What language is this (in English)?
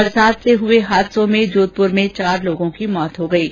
Hindi